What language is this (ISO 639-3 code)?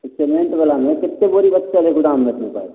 mai